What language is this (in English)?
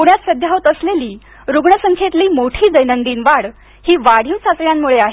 Marathi